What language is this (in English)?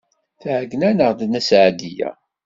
Kabyle